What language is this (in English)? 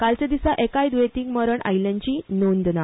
Konkani